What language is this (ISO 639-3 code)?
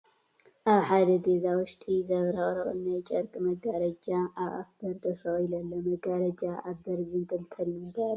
tir